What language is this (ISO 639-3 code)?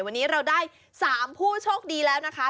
tha